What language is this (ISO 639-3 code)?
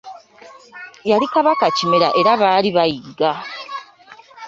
lug